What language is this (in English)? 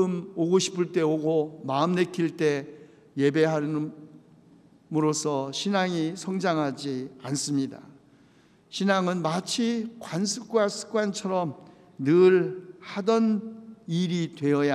Korean